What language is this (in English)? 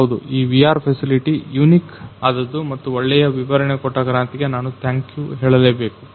Kannada